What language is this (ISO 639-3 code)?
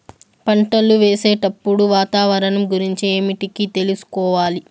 tel